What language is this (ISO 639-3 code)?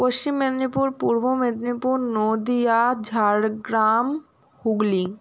ben